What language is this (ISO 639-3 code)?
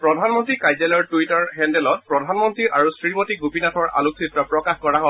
asm